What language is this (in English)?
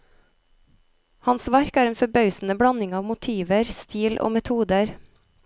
Norwegian